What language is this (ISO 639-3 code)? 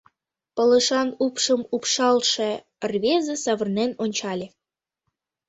chm